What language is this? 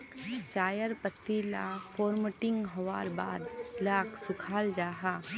Magahi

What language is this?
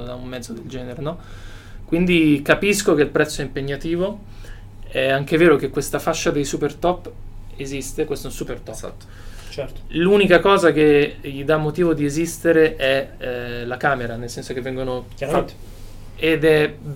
Italian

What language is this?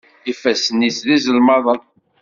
Kabyle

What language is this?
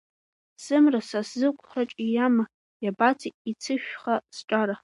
Abkhazian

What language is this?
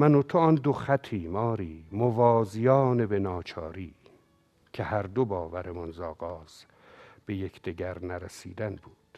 Persian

